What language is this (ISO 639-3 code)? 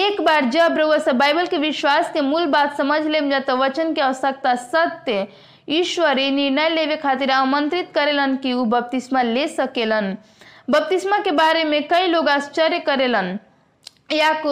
hin